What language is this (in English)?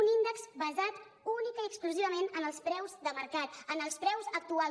Catalan